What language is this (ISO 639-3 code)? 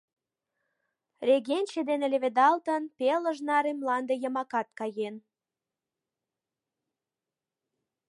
chm